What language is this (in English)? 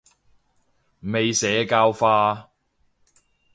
Cantonese